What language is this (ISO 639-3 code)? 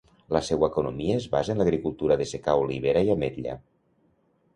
cat